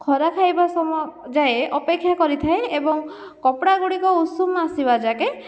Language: Odia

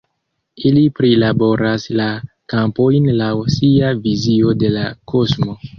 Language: Esperanto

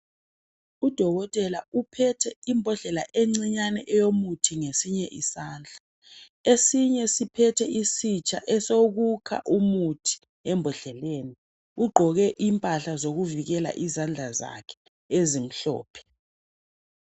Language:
North Ndebele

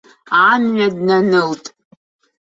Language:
Abkhazian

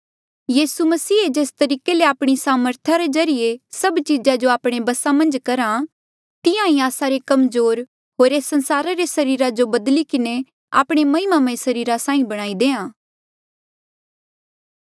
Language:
Mandeali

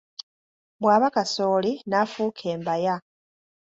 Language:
Ganda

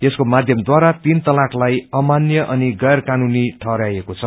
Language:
Nepali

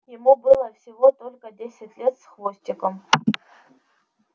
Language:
Russian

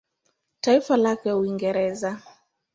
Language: Swahili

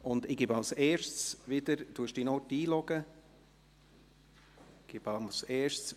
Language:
Swiss German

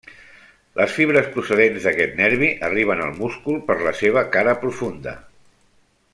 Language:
Catalan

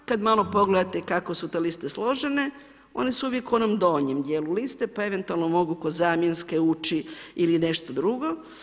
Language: Croatian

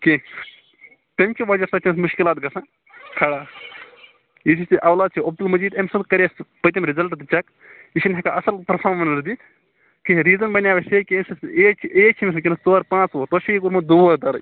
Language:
Kashmiri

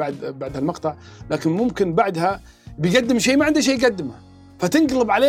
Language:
Arabic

